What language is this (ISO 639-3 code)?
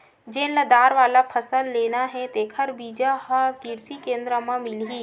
hne